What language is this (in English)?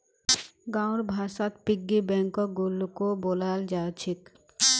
Magahi